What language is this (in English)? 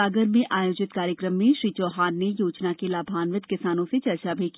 Hindi